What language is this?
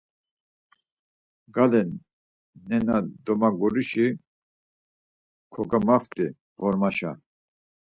Laz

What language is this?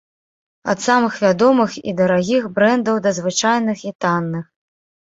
Belarusian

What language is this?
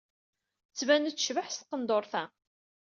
Kabyle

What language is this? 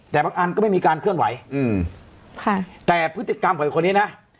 Thai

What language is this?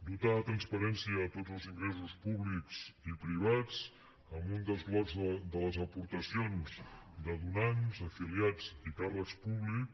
Catalan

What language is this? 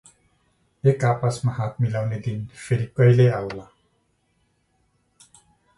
Nepali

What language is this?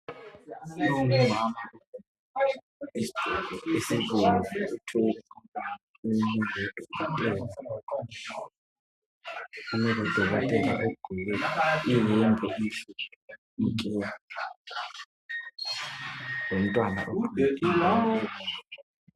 North Ndebele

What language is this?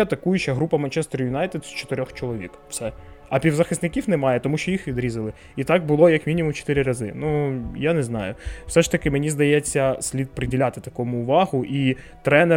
Ukrainian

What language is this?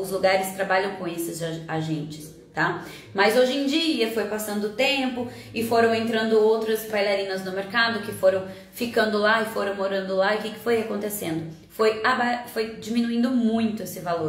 Portuguese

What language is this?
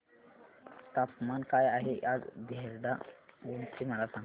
Marathi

